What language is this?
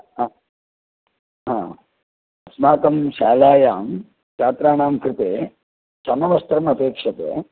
Sanskrit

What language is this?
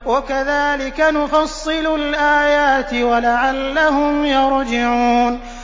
Arabic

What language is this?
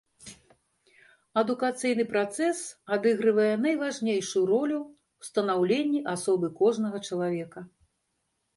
Belarusian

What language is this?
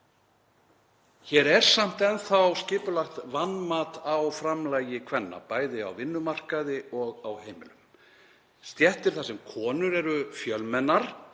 Icelandic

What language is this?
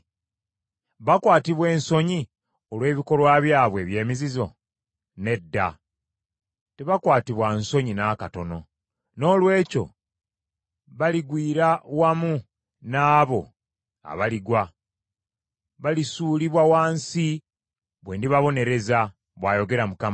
Ganda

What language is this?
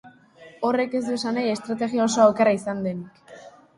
Basque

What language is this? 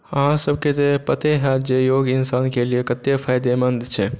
Maithili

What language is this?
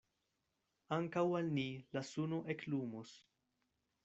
Esperanto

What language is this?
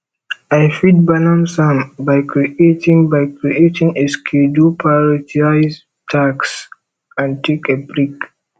Nigerian Pidgin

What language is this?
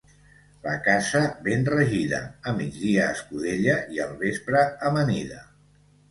Catalan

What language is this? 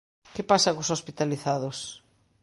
Galician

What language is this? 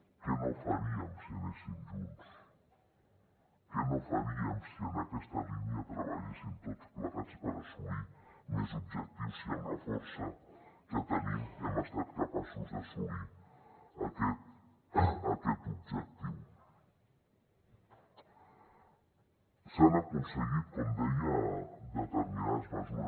Catalan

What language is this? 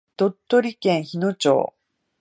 Japanese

